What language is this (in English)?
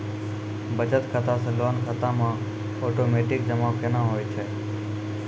Maithili